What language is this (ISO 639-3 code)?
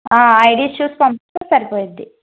tel